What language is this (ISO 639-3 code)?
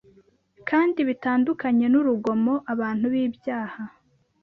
kin